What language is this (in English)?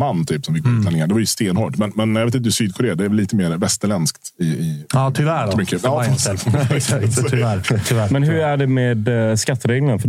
Swedish